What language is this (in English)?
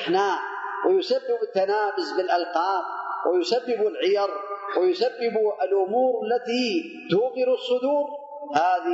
Arabic